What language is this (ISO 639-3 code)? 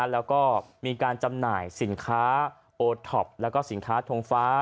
tha